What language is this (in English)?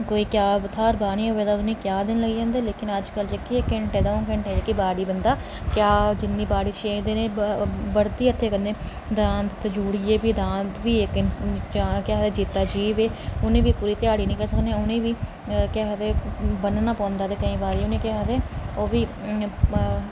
Dogri